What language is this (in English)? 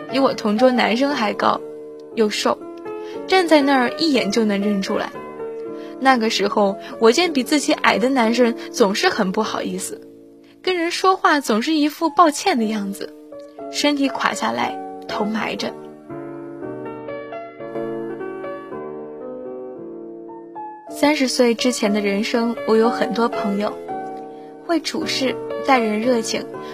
Chinese